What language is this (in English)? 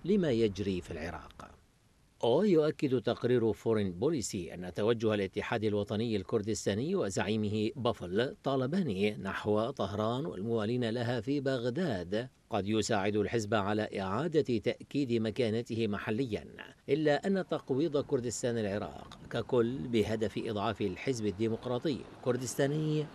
Arabic